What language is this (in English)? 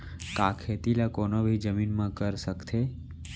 Chhattisgarhi